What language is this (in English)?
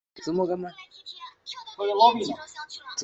Chinese